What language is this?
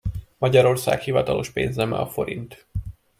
Hungarian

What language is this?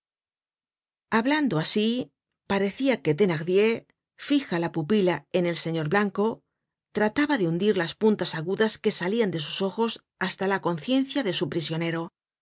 Spanish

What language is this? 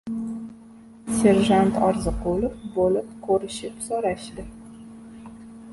Uzbek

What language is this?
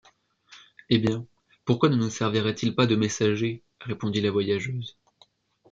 French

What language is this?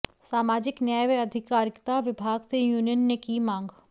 Hindi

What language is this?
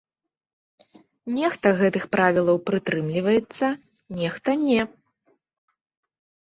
Belarusian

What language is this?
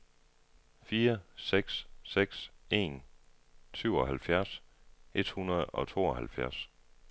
Danish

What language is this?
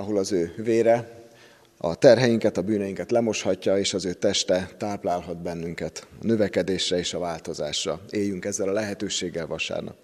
Hungarian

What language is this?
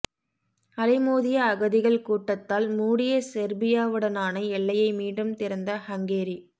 Tamil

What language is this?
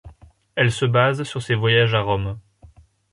French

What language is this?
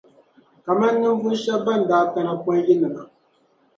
Dagbani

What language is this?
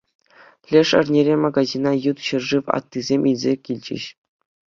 Chuvash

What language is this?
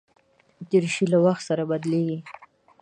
Pashto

